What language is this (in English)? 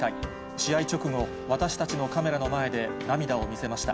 Japanese